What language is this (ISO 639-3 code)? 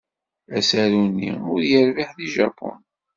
kab